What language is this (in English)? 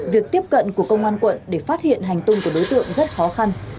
Vietnamese